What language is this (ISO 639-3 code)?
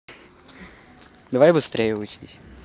rus